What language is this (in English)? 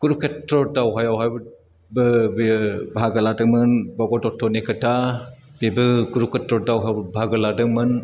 Bodo